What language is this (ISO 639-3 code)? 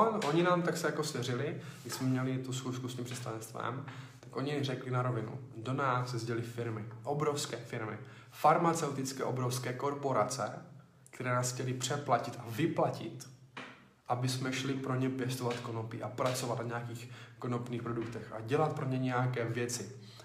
ces